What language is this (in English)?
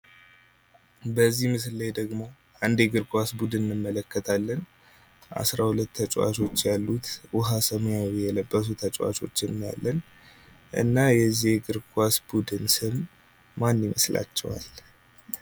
Amharic